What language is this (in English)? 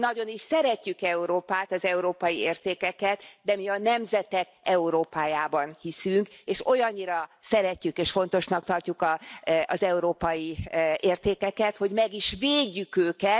Hungarian